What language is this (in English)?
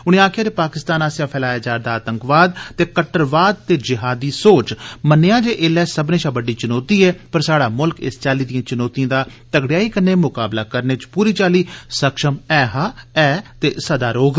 Dogri